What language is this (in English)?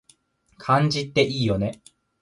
Japanese